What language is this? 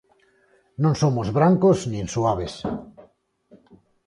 Galician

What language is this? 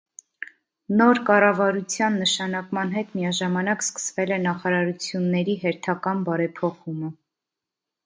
Armenian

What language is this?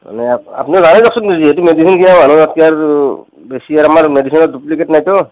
Assamese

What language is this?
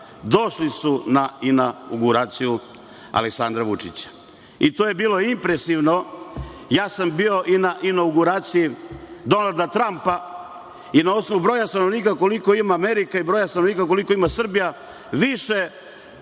Serbian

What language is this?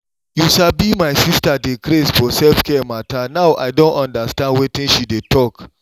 Nigerian Pidgin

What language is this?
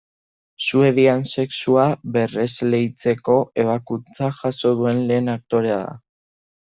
Basque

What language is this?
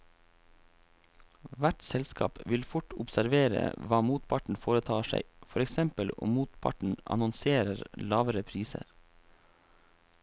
Norwegian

